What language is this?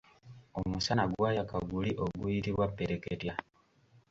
Ganda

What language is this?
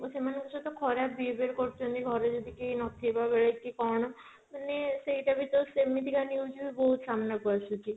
Odia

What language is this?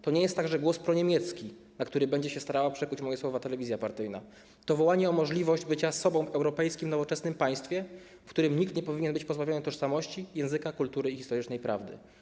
Polish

